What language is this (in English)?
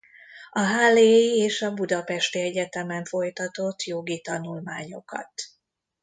Hungarian